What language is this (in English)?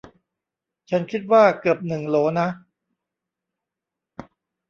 Thai